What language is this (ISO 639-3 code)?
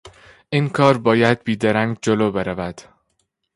fas